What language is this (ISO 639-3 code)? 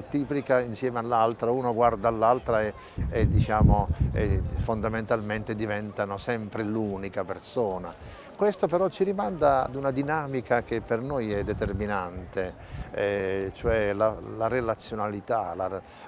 ita